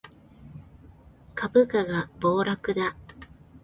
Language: Japanese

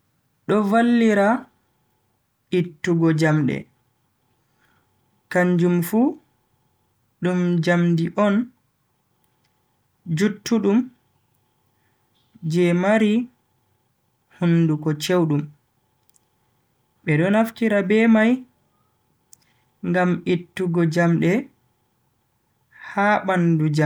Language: Bagirmi Fulfulde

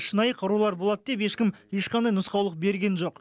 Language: Kazakh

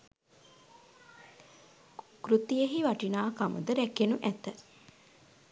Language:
Sinhala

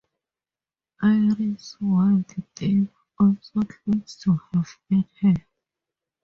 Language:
English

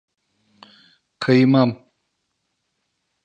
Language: Turkish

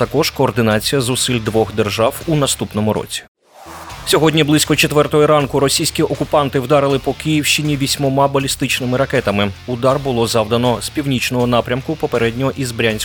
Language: Ukrainian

